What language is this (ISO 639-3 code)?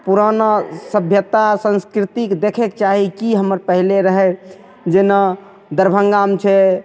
mai